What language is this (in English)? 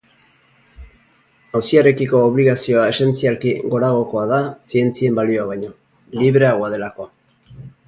Basque